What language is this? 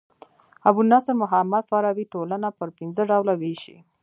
Pashto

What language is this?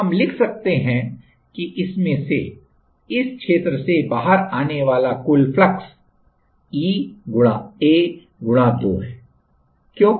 Hindi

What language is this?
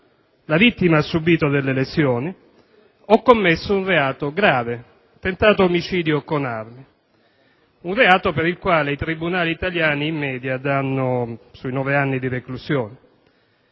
Italian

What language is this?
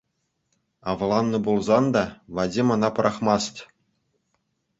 Chuvash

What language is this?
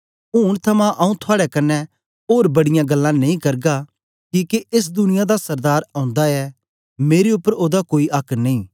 Dogri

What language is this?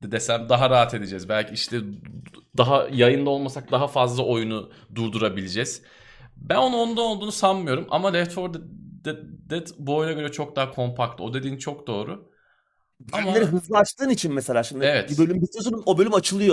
Turkish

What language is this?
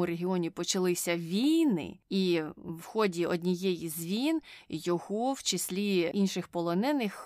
Ukrainian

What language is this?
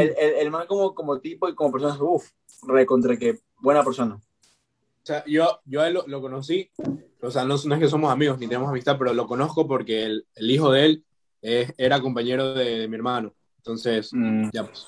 Spanish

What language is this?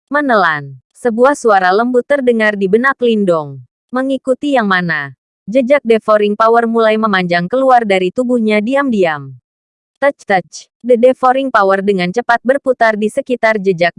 Indonesian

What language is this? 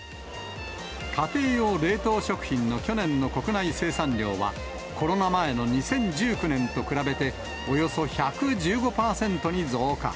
Japanese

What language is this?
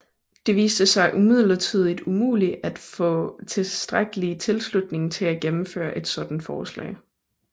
Danish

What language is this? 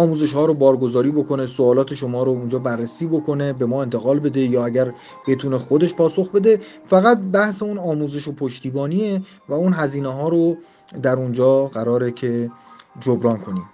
Persian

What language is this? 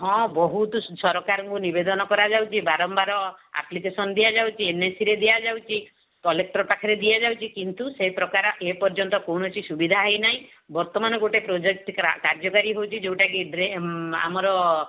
Odia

